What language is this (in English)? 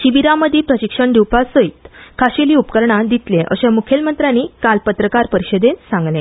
Konkani